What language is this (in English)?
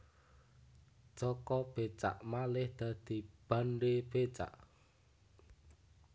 Javanese